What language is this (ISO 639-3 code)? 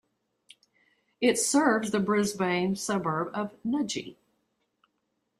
eng